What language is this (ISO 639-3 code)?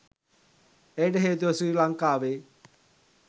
sin